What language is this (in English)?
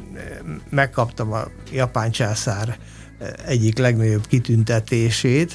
Hungarian